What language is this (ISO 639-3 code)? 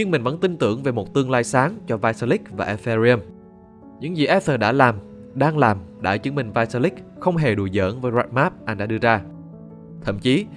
vie